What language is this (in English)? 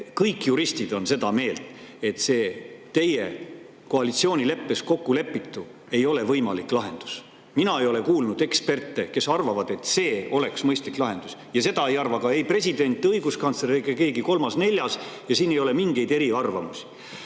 Estonian